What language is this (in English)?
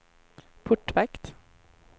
Swedish